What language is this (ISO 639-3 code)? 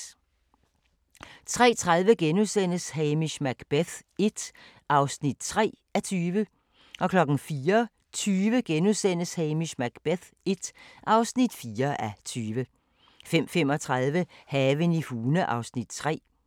dan